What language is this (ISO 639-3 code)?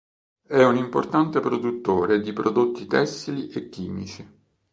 ita